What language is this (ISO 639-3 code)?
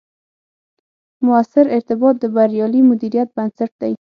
pus